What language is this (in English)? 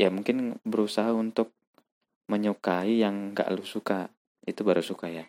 Indonesian